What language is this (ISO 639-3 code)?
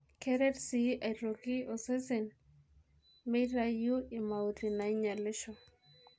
mas